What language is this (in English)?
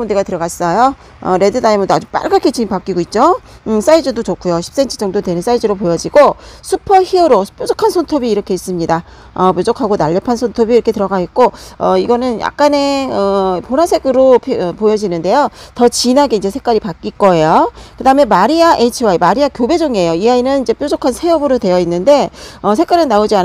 Korean